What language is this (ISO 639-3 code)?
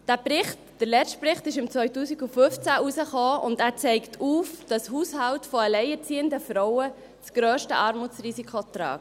gsw